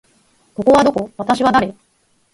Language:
Japanese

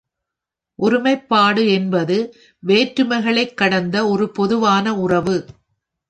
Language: Tamil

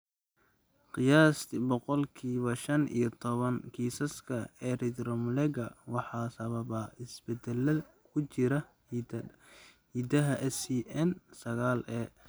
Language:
Somali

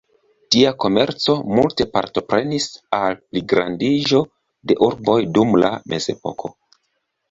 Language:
Esperanto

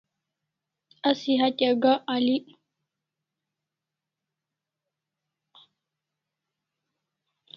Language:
Kalasha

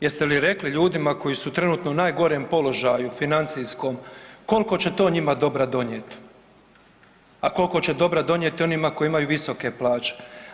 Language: Croatian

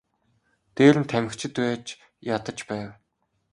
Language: Mongolian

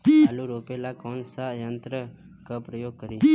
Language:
Bhojpuri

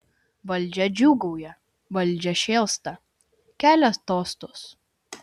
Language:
Lithuanian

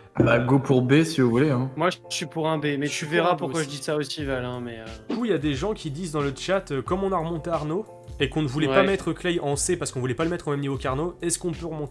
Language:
French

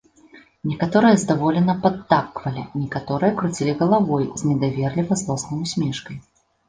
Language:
Belarusian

